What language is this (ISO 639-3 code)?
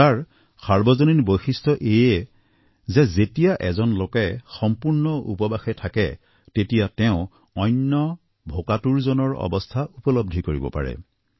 asm